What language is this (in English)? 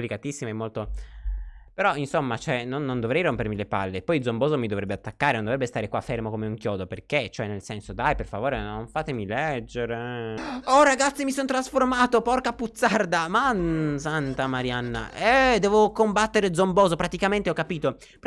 Italian